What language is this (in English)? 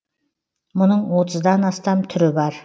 Kazakh